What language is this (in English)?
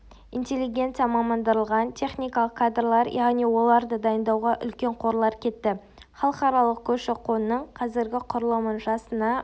Kazakh